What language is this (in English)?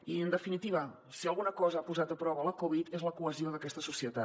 Catalan